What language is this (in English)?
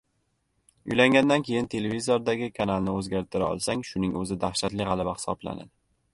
Uzbek